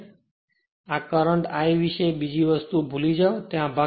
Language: Gujarati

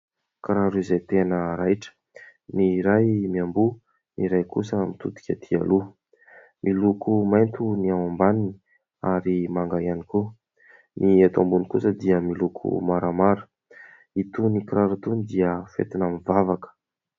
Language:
Malagasy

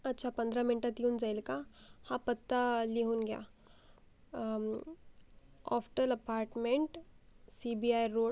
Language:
Marathi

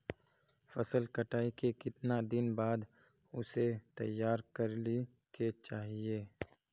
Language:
Magahi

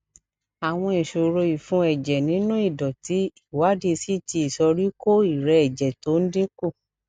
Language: Yoruba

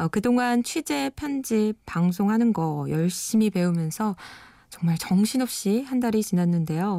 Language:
Korean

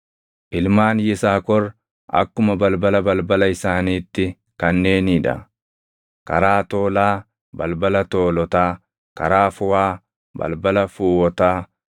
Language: Oromo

